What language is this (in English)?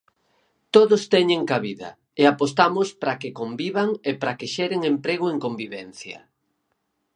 Galician